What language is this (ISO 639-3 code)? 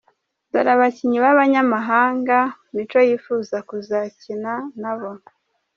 kin